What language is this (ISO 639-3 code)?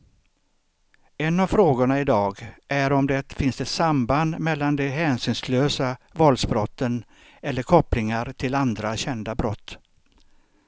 swe